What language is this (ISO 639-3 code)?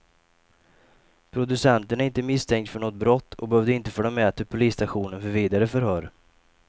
swe